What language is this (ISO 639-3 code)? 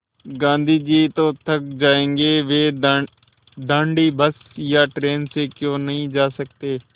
hin